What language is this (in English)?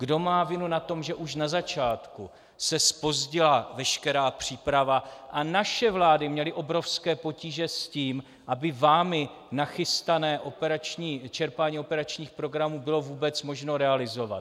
Czech